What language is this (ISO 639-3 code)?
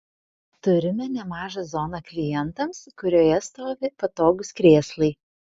lit